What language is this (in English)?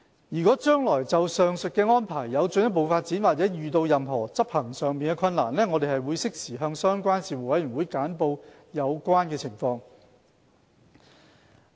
Cantonese